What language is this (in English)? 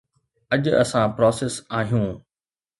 Sindhi